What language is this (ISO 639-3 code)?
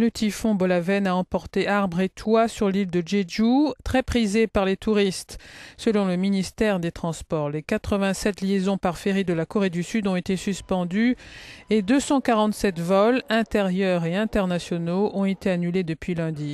fra